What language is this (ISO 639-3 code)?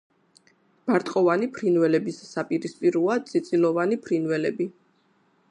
kat